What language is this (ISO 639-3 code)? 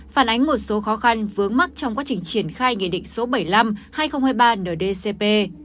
vie